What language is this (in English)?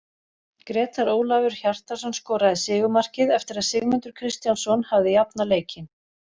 Icelandic